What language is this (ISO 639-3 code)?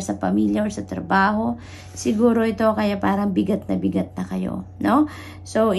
fil